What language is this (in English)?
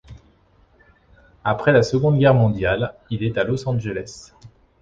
French